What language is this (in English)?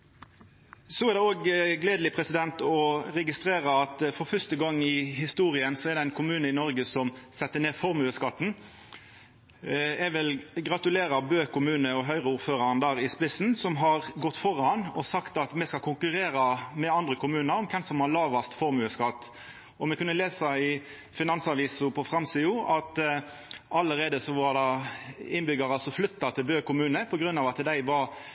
Norwegian Nynorsk